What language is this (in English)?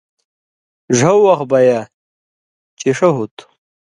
Indus Kohistani